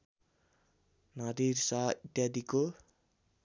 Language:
Nepali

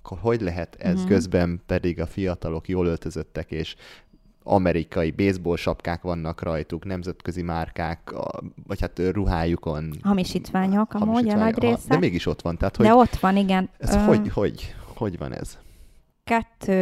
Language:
Hungarian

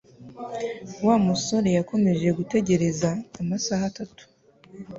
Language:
Kinyarwanda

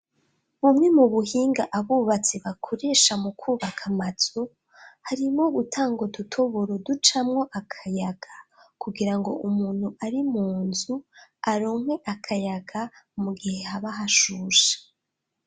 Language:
Rundi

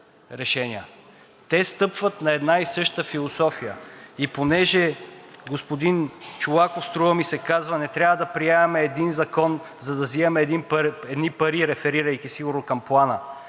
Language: Bulgarian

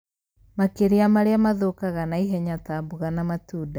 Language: Kikuyu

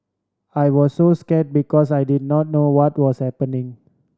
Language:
English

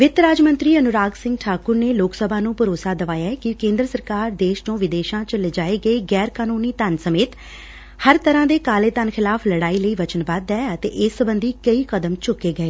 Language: Punjabi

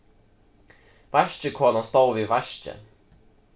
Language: Faroese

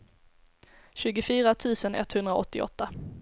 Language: Swedish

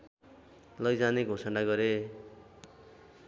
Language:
Nepali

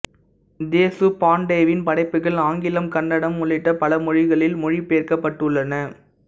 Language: Tamil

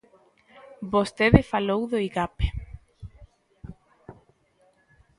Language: Galician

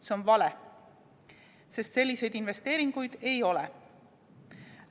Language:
Estonian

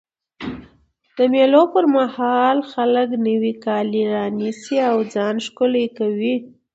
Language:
Pashto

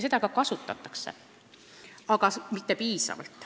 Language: Estonian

